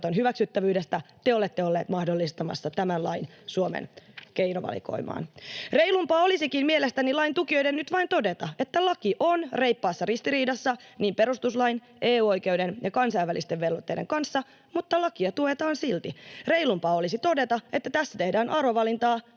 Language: Finnish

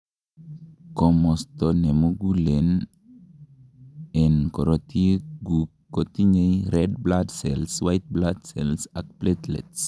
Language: Kalenjin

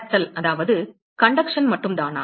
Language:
Tamil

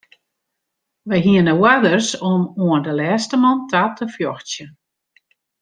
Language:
Western Frisian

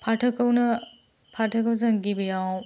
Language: Bodo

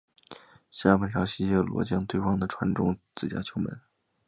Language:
Chinese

